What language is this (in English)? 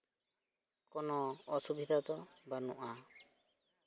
Santali